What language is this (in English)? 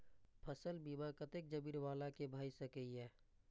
Maithili